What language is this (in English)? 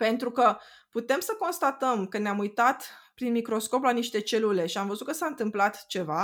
Romanian